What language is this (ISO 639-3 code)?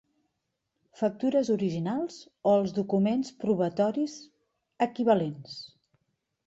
cat